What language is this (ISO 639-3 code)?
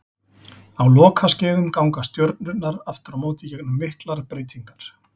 isl